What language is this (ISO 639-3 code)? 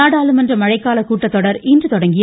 tam